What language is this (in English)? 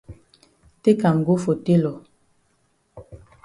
Cameroon Pidgin